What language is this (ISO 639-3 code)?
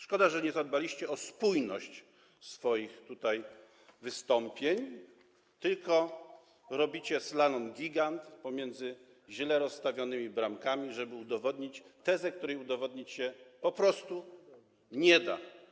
pol